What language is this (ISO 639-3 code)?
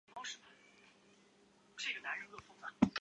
zho